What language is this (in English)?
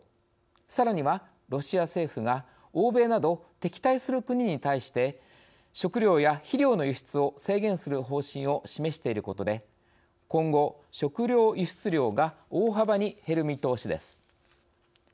Japanese